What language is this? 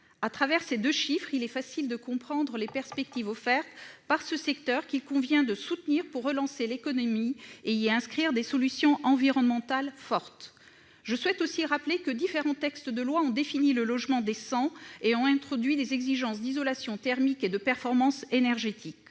French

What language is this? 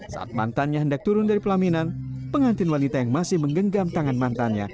Indonesian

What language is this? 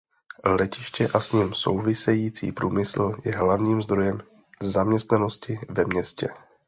Czech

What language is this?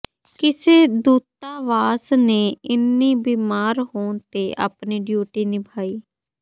Punjabi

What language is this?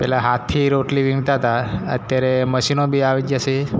Gujarati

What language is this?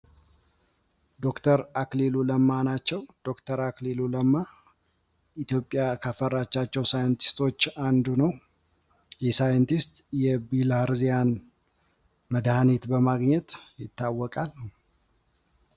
Amharic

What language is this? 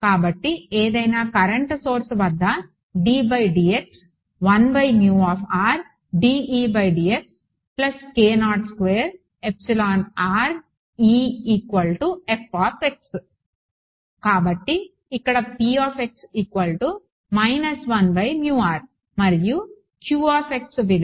Telugu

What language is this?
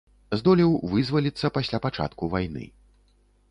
Belarusian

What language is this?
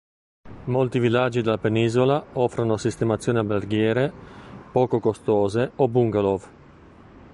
Italian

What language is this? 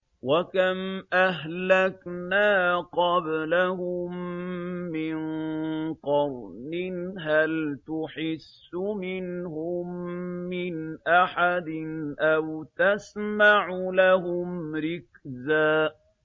Arabic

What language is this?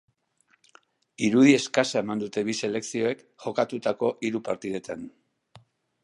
Basque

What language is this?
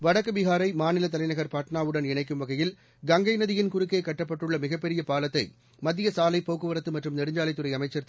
Tamil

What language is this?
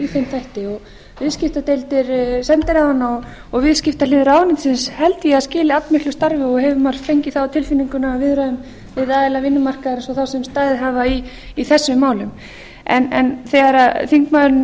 Icelandic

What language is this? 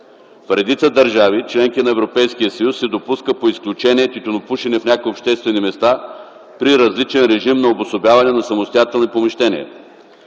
Bulgarian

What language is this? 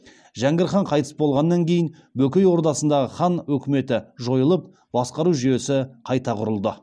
Kazakh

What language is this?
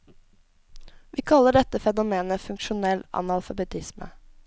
Norwegian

